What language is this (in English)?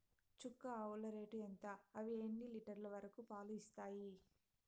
Telugu